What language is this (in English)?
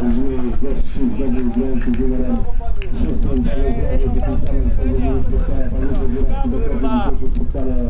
Polish